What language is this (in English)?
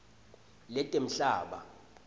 Swati